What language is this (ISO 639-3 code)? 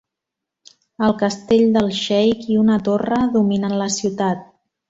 cat